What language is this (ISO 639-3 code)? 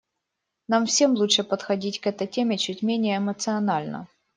rus